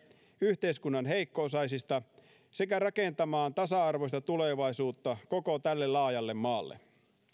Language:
Finnish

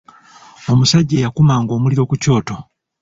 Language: Ganda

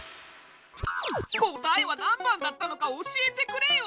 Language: Japanese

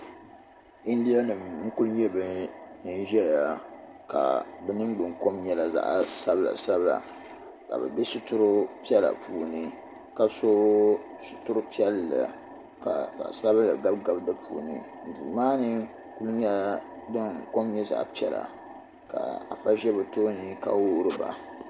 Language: Dagbani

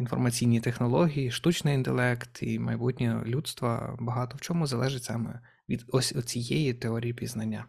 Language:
Ukrainian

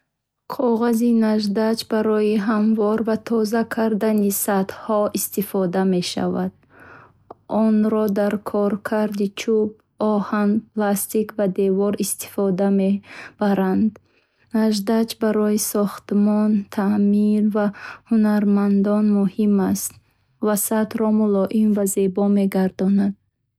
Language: Bukharic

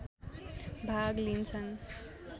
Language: Nepali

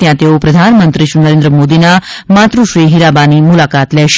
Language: Gujarati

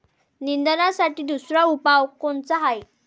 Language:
Marathi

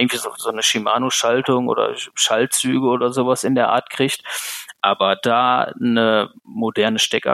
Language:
German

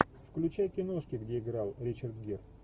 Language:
Russian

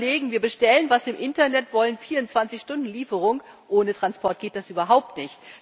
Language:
German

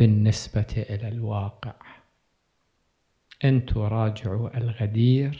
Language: Arabic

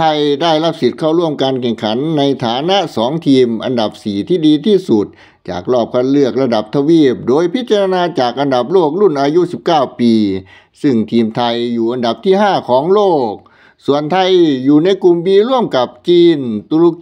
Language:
Thai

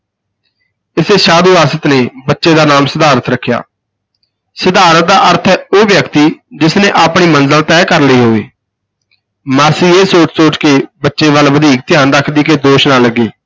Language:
Punjabi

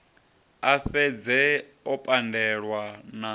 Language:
Venda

